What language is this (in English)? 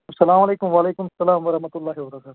Kashmiri